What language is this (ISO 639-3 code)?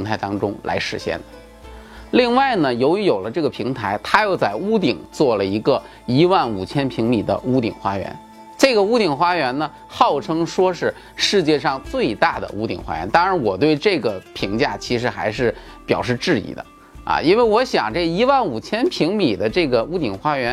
zho